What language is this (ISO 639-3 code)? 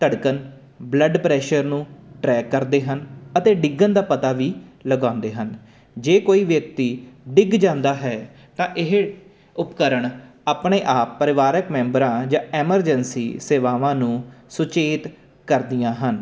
pan